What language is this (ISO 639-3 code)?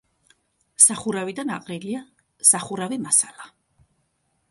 kat